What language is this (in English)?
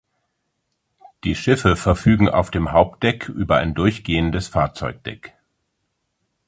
German